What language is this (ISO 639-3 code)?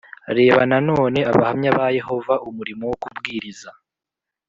kin